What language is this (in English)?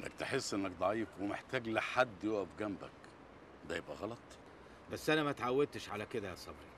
Arabic